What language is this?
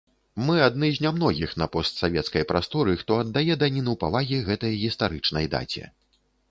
Belarusian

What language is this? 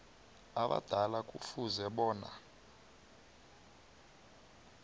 South Ndebele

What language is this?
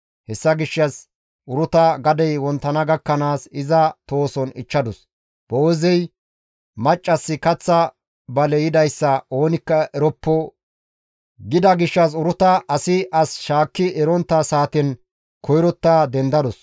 Gamo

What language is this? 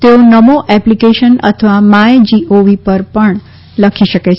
Gujarati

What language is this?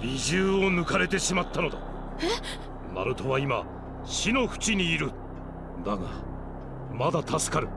Japanese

